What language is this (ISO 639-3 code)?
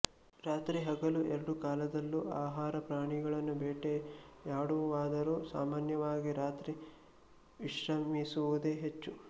kan